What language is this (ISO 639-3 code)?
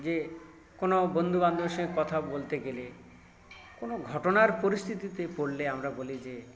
ben